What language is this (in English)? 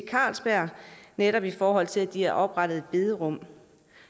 Danish